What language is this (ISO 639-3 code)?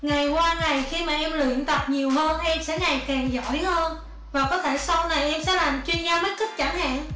vie